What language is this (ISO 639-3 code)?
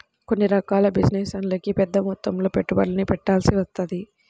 tel